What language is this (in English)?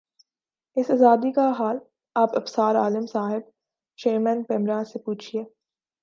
Urdu